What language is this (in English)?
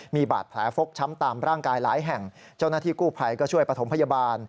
Thai